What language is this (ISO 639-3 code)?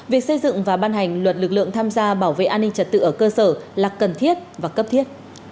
vie